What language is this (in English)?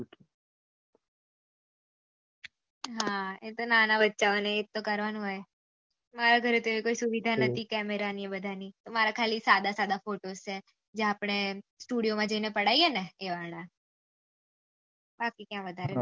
Gujarati